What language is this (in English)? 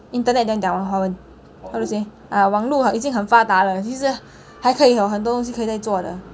English